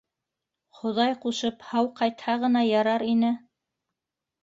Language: Bashkir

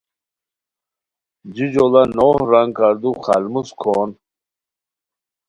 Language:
Khowar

